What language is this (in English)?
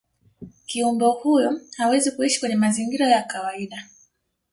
Swahili